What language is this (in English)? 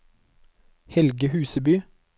Norwegian